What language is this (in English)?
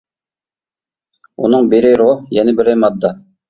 Uyghur